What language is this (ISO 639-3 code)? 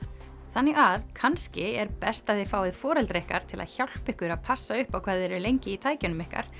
isl